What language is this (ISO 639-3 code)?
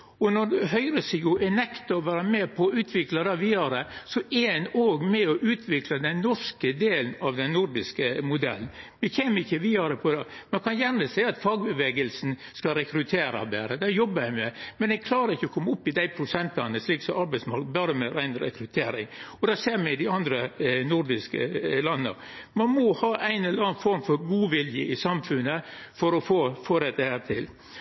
nno